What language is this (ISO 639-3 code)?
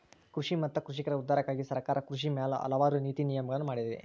kan